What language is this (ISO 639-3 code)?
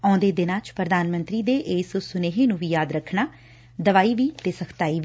pan